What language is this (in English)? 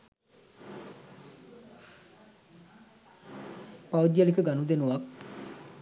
Sinhala